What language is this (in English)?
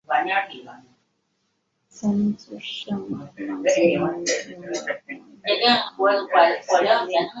Chinese